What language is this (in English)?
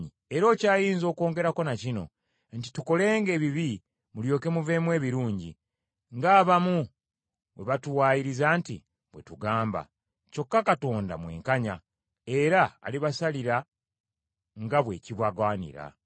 Ganda